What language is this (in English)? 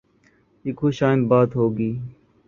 Urdu